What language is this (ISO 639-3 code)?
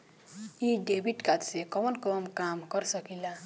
bho